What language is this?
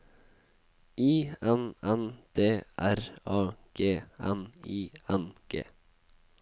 Norwegian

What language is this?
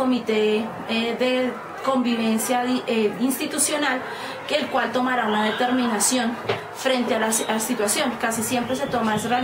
Spanish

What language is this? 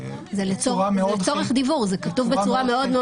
Hebrew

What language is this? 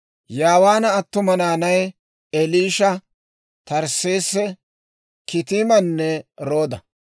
Dawro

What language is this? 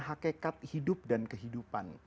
Indonesian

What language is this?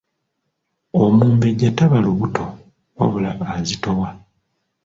Ganda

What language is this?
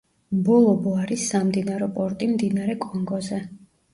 Georgian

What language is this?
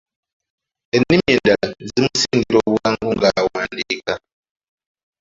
Ganda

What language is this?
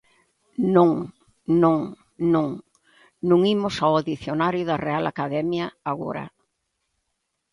Galician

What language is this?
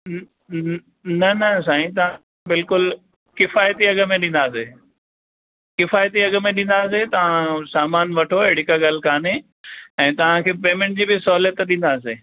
Sindhi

